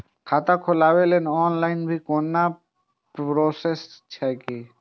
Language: Maithili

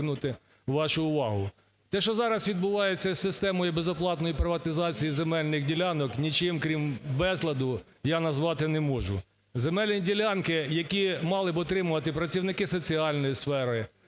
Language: Ukrainian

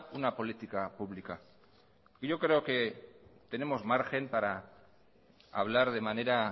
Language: Spanish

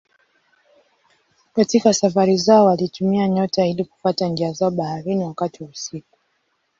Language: Swahili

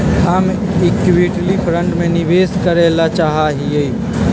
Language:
Magahi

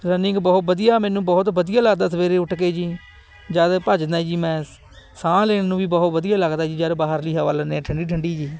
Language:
Punjabi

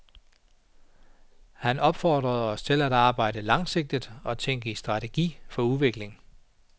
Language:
Danish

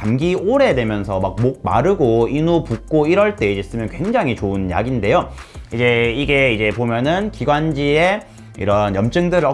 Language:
Korean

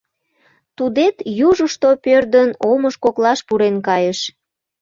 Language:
Mari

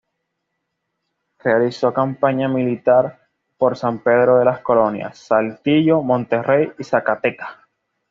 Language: Spanish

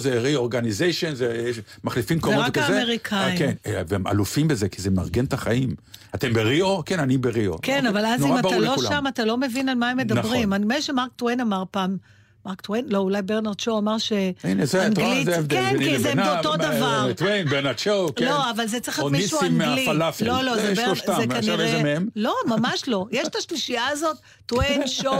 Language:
Hebrew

